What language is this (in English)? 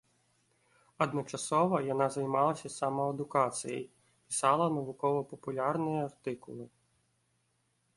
Belarusian